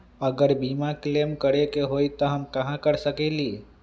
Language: Magahi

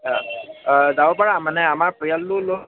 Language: Assamese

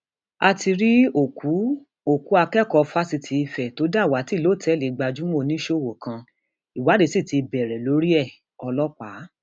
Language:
Yoruba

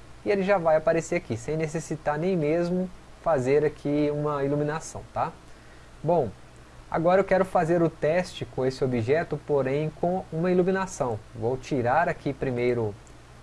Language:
Portuguese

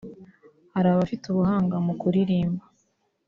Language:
Kinyarwanda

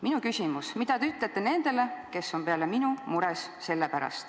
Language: Estonian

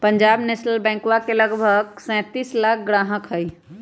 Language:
Magahi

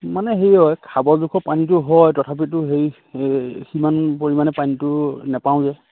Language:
Assamese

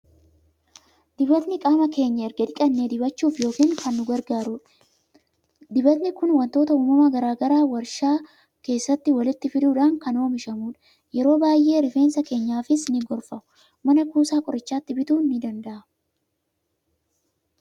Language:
Oromo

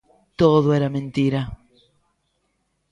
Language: Galician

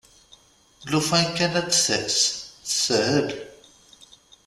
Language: Kabyle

